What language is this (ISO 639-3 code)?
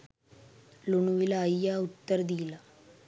sin